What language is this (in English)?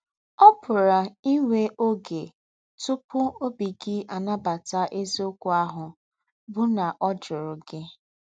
Igbo